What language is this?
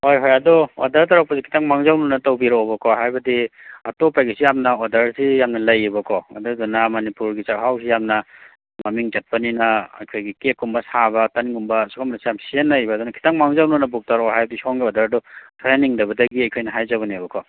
Manipuri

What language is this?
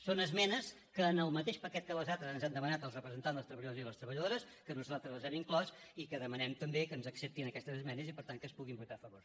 Catalan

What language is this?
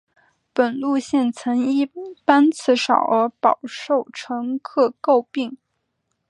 Chinese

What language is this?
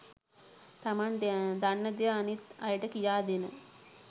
Sinhala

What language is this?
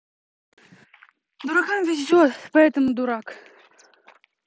Russian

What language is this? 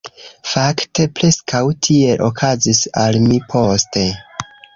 Esperanto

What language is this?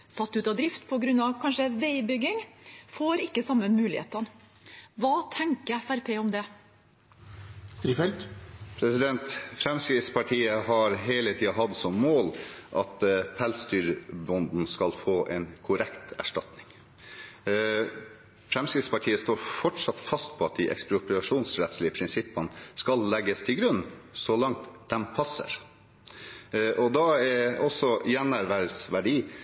Norwegian Bokmål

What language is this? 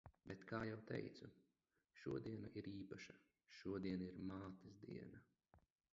Latvian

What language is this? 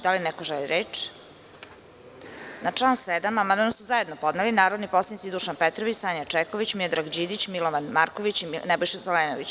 Serbian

